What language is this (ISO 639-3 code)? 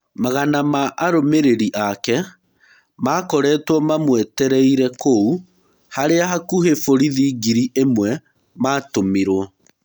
kik